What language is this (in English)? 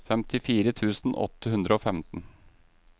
Norwegian